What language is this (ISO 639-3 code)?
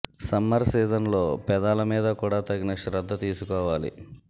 tel